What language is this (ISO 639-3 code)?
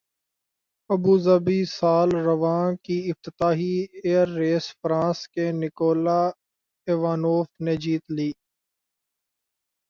urd